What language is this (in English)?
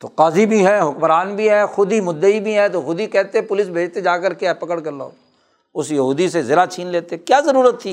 Urdu